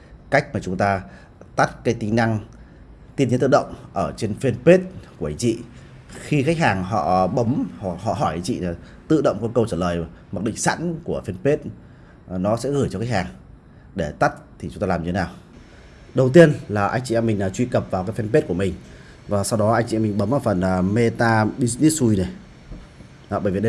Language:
Vietnamese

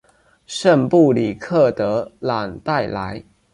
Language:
Chinese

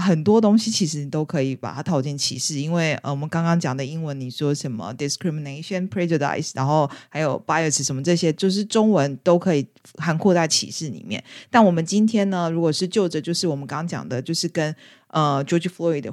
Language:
Chinese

